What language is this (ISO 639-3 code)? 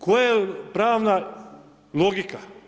hrv